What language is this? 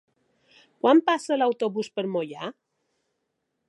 Catalan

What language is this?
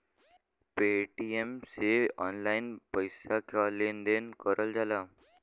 Bhojpuri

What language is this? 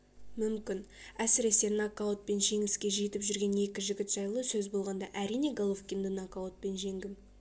Kazakh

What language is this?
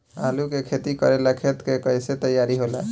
Bhojpuri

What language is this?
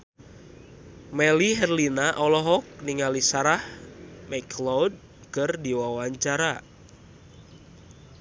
Sundanese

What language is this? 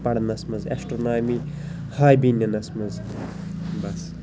Kashmiri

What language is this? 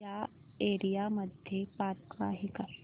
Marathi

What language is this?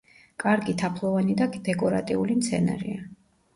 Georgian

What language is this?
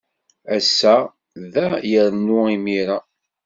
Kabyle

